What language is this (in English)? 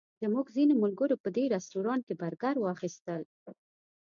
Pashto